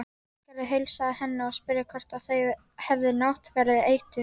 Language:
Icelandic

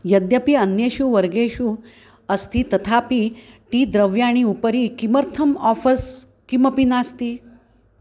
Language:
Sanskrit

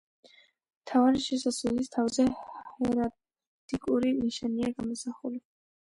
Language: Georgian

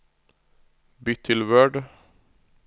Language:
Norwegian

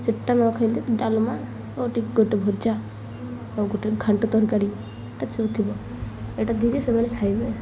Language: Odia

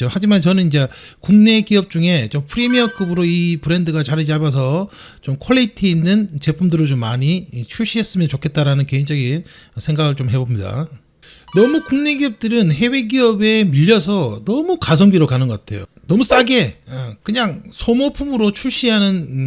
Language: Korean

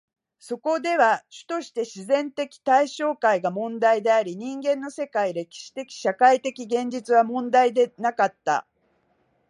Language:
Japanese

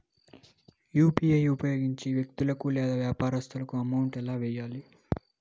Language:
Telugu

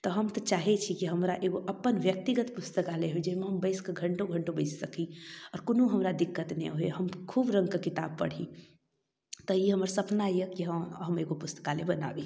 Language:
Maithili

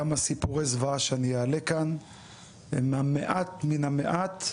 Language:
Hebrew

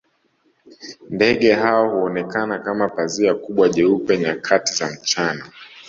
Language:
Swahili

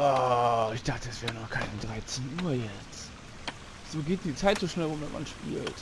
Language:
German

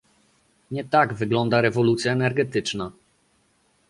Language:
Polish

